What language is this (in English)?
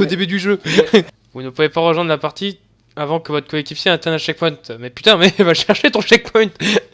French